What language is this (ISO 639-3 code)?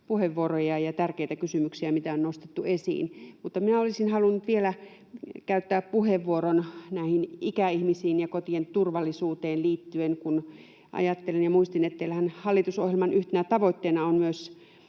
fin